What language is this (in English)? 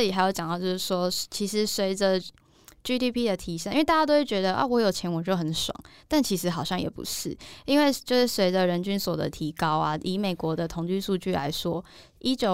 Chinese